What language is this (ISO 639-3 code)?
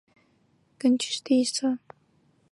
zho